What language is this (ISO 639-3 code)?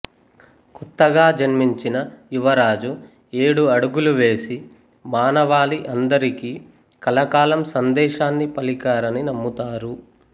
tel